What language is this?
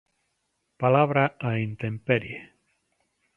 Galician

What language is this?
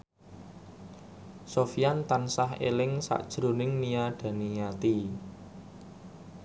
Javanese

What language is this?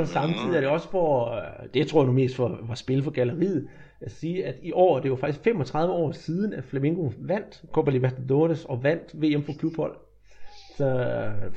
Danish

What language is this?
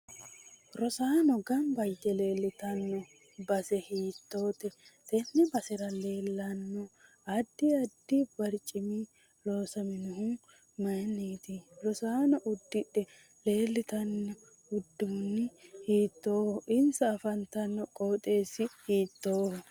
Sidamo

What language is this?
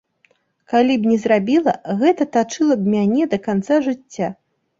Belarusian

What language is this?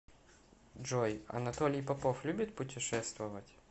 Russian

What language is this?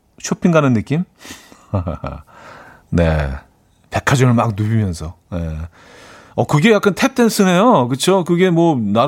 Korean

